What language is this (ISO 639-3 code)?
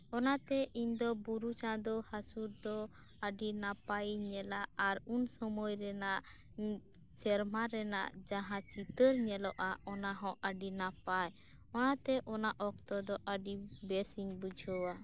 sat